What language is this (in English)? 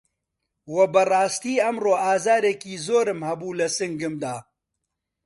Central Kurdish